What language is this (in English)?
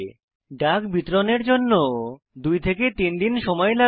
Bangla